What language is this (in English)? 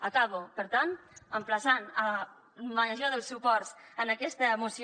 Catalan